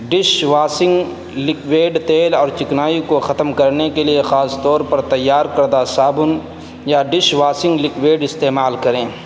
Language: Urdu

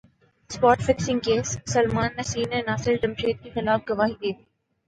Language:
Urdu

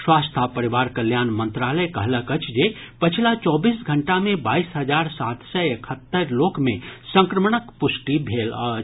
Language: Maithili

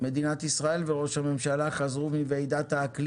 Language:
Hebrew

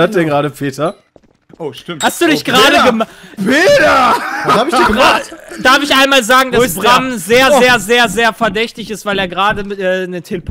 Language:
German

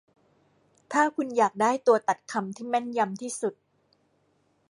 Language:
Thai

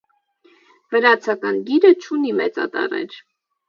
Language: Armenian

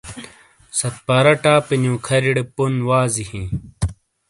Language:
Shina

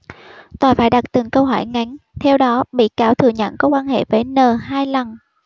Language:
Vietnamese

